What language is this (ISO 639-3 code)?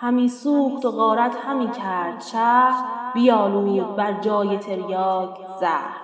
fas